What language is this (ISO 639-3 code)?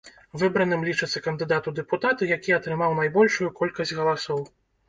bel